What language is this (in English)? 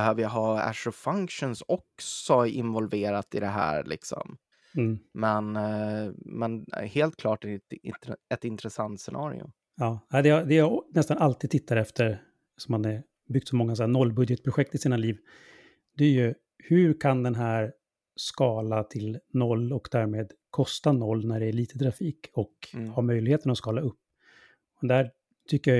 Swedish